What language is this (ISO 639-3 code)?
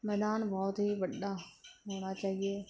pan